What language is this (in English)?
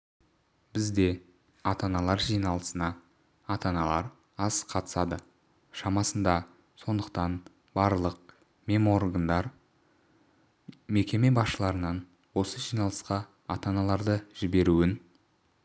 Kazakh